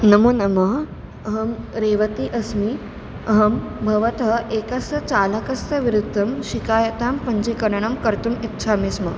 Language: Sanskrit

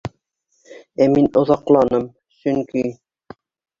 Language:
Bashkir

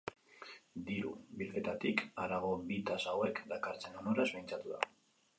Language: Basque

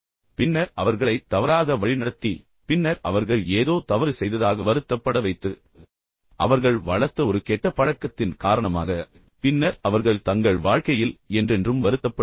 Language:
Tamil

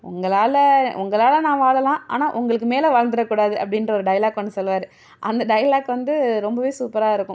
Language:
Tamil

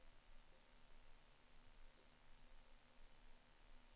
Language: Swedish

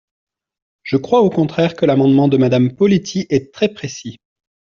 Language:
French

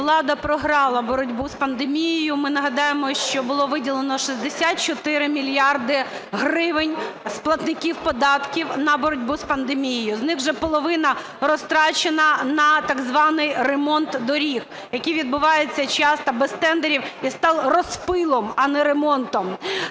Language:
Ukrainian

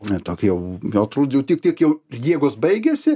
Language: Lithuanian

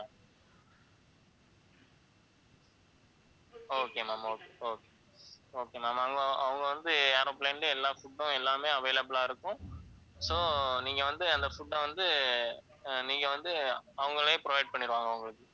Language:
Tamil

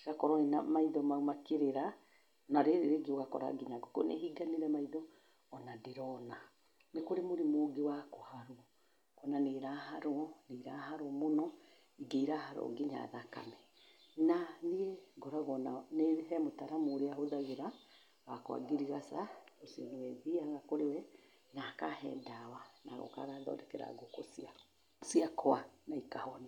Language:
Kikuyu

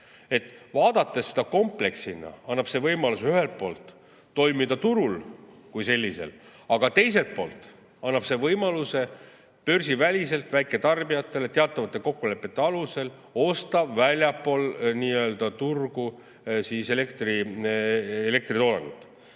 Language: Estonian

